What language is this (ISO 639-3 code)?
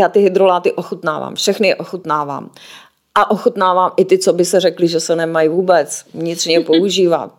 ces